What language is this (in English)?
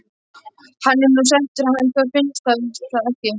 Icelandic